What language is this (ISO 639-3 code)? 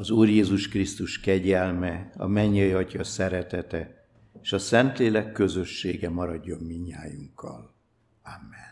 hun